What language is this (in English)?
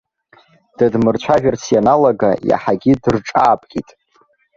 Abkhazian